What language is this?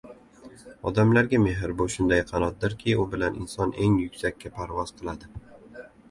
Uzbek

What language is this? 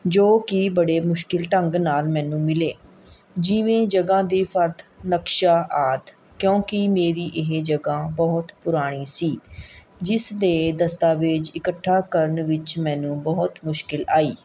Punjabi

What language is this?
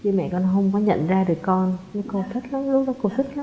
Vietnamese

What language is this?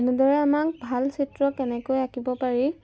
Assamese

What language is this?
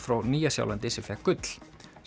Icelandic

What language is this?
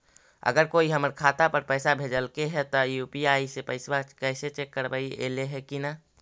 Magahi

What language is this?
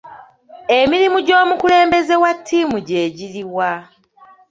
Ganda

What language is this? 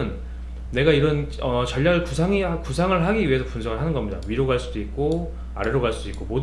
Korean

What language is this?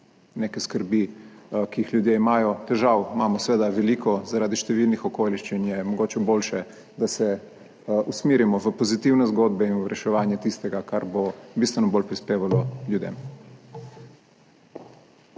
Slovenian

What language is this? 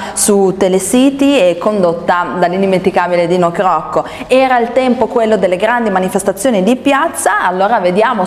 Italian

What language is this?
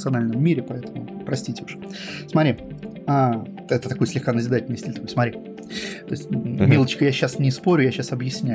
Russian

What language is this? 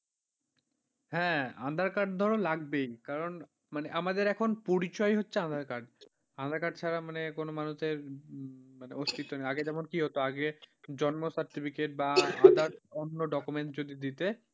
Bangla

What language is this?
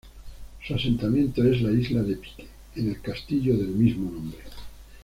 Spanish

